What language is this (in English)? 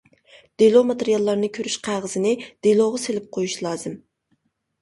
Uyghur